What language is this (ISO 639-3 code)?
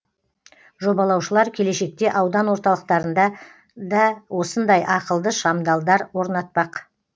kaz